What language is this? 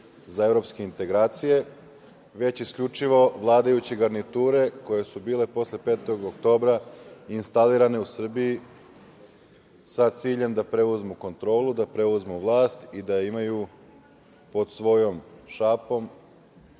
Serbian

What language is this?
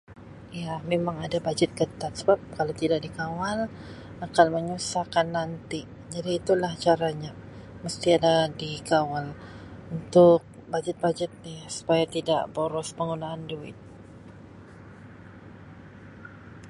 Sabah Malay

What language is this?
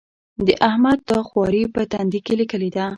Pashto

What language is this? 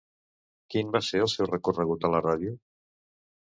Catalan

